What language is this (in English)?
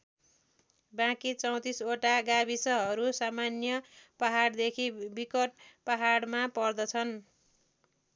Nepali